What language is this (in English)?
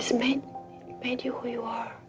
English